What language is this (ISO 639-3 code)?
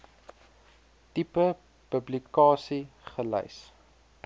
afr